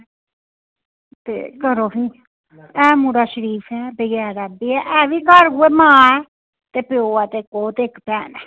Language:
Dogri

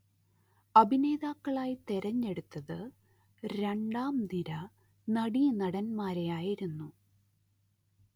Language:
Malayalam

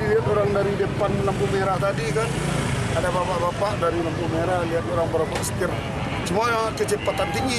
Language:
Indonesian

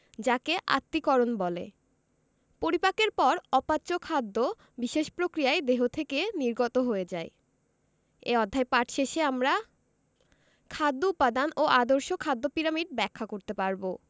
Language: Bangla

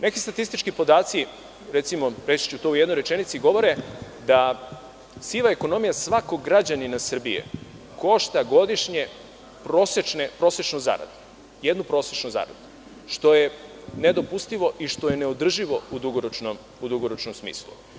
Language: Serbian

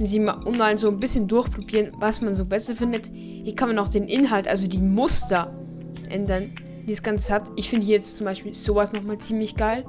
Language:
German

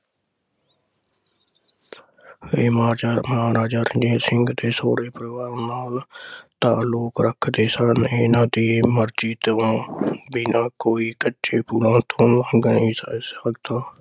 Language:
Punjabi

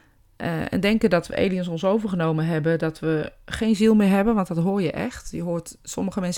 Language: Dutch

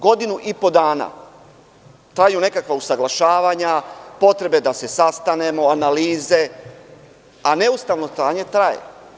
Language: Serbian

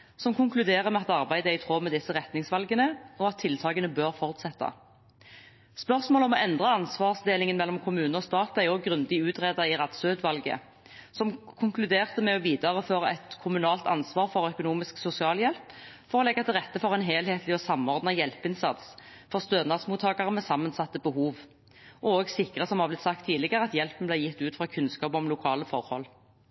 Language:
Norwegian Bokmål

